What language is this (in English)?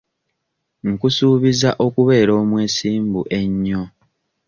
Ganda